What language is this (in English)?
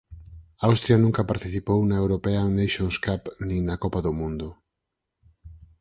Galician